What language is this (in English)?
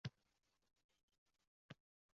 Uzbek